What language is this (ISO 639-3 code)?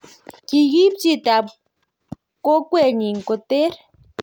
kln